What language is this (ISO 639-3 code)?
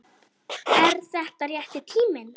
isl